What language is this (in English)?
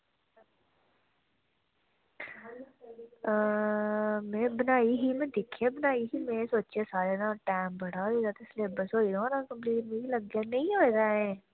Dogri